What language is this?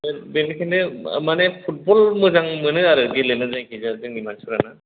Bodo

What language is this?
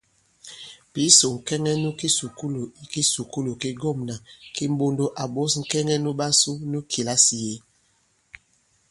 Bankon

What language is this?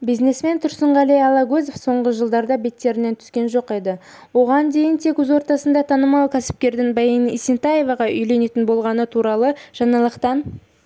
Kazakh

